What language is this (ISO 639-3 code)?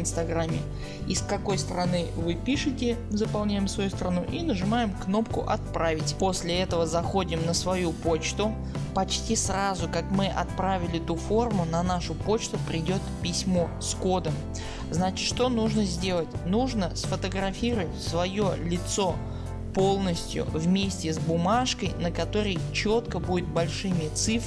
rus